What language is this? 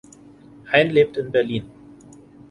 German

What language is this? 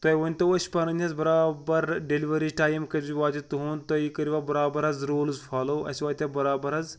Kashmiri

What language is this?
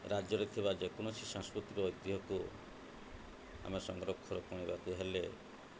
Odia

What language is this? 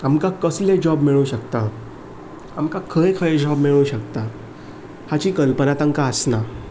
Konkani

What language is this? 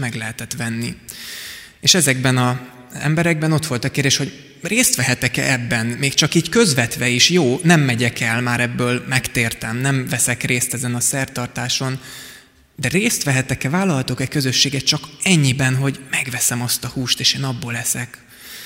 Hungarian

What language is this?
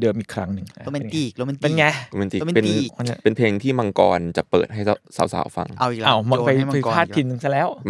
Thai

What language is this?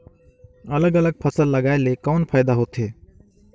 Chhattisgarhi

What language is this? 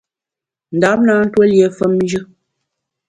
Bamun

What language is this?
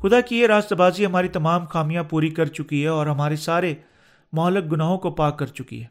Urdu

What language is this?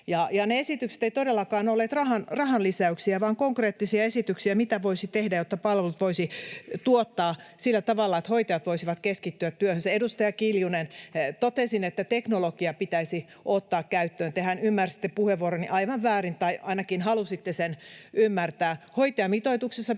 Finnish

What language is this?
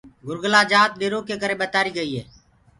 Gurgula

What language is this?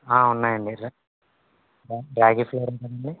Telugu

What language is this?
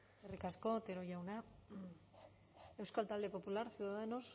Basque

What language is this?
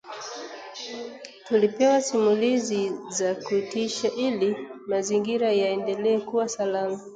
Swahili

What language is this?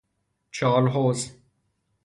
Persian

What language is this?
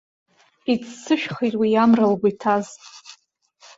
Abkhazian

